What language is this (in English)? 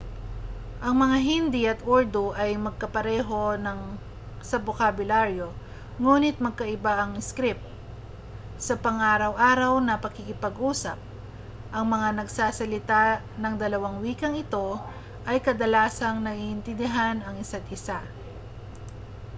Filipino